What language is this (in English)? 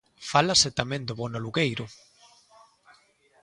Galician